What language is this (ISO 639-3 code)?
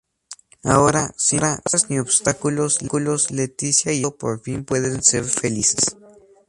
spa